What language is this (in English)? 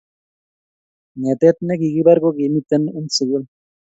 Kalenjin